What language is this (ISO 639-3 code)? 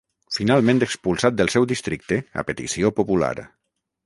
cat